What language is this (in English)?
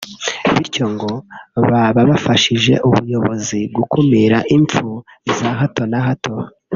Kinyarwanda